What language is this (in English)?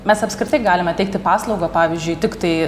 Lithuanian